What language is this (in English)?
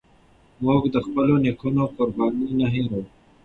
Pashto